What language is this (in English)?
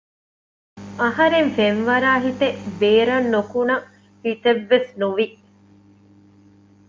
Divehi